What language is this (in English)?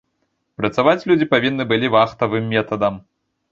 Belarusian